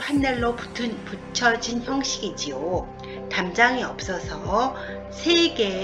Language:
Korean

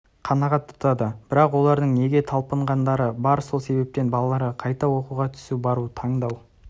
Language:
Kazakh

